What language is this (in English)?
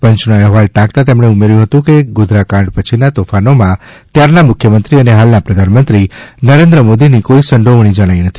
Gujarati